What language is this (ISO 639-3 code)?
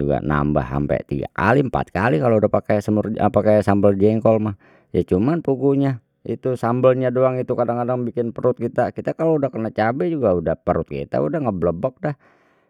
bew